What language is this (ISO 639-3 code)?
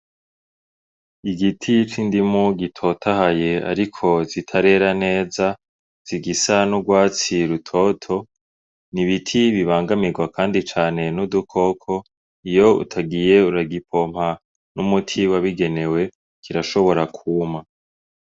run